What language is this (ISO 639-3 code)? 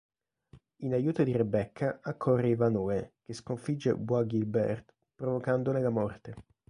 ita